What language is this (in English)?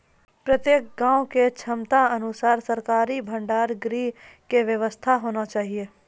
Maithili